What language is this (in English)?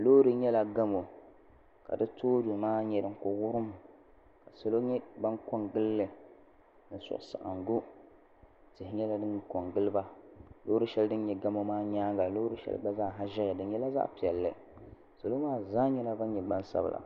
Dagbani